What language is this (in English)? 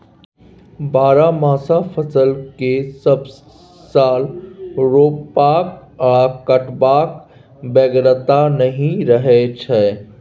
Maithili